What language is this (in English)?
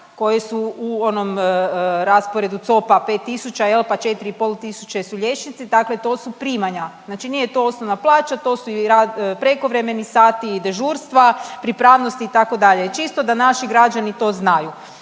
Croatian